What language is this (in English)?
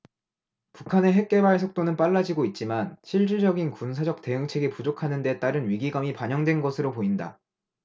Korean